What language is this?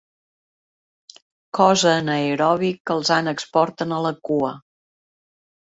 Catalan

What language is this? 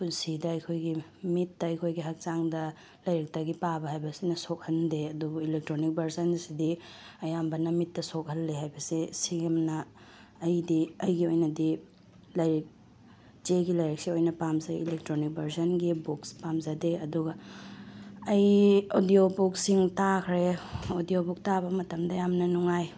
Manipuri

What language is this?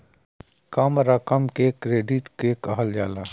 Bhojpuri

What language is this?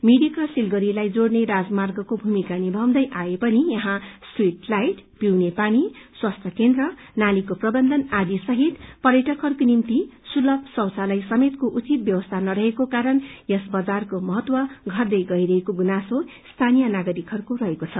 Nepali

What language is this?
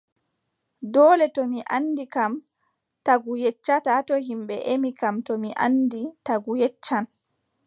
Adamawa Fulfulde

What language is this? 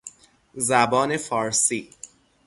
Persian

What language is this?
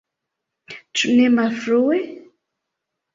Esperanto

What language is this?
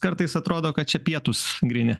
Lithuanian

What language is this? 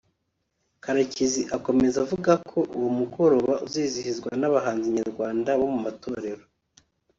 Kinyarwanda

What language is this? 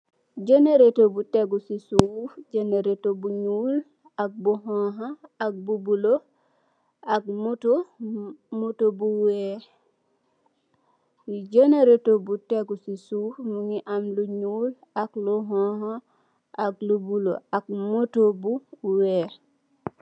Wolof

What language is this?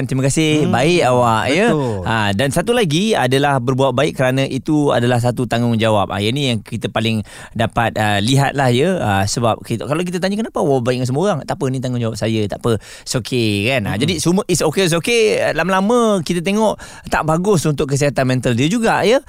Malay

